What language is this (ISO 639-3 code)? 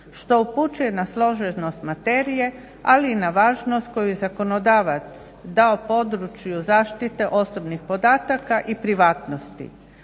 hrv